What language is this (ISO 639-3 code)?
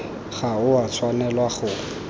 tsn